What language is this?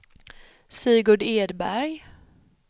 Swedish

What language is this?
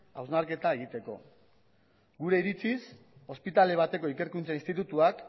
Basque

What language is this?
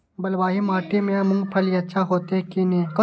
Maithili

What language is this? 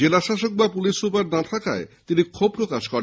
Bangla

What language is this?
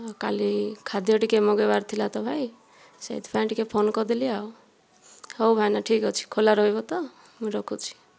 Odia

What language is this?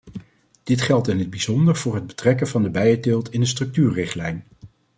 Dutch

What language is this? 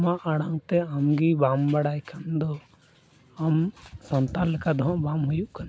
Santali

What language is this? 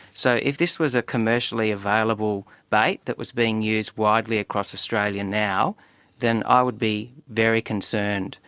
English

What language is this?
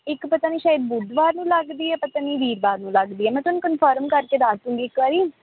Punjabi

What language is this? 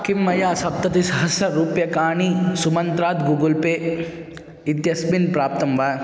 Sanskrit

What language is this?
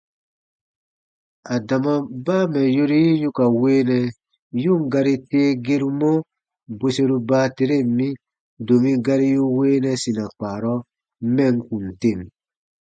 Baatonum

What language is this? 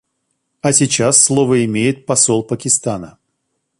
Russian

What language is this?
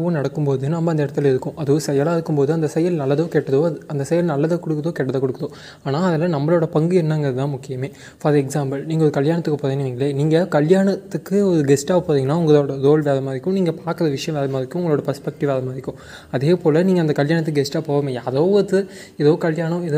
Tamil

